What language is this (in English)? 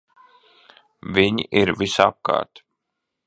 Latvian